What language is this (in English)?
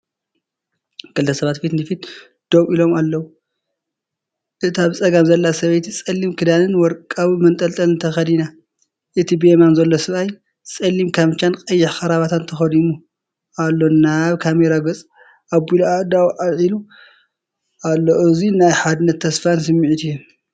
Tigrinya